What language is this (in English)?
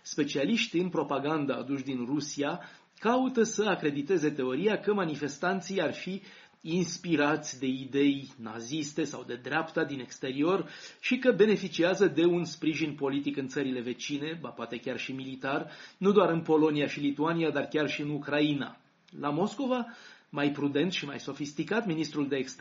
Romanian